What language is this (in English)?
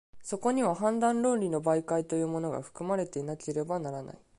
Japanese